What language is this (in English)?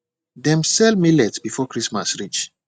Nigerian Pidgin